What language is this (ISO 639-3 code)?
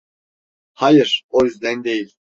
tur